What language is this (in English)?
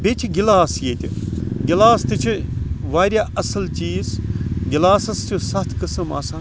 Kashmiri